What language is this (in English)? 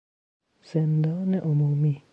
Persian